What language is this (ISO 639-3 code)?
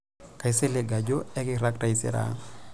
mas